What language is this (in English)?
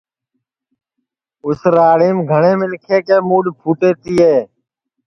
Sansi